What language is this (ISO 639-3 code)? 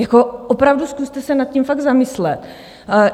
ces